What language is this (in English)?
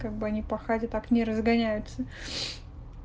Russian